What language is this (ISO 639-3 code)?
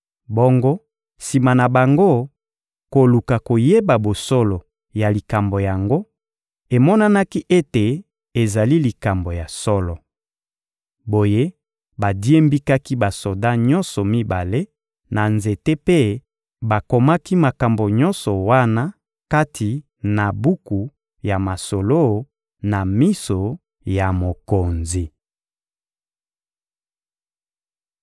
lin